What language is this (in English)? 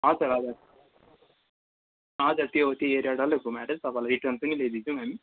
Nepali